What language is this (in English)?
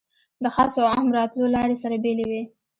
Pashto